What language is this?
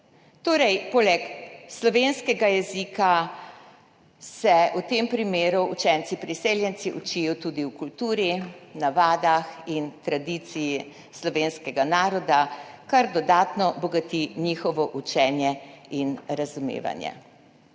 Slovenian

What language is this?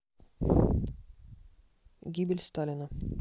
Russian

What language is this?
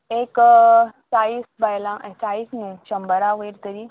Konkani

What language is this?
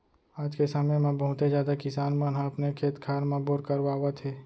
Chhattisgarhi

